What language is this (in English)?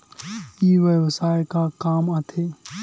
Chhattisgarhi